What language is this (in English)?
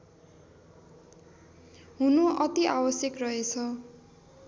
Nepali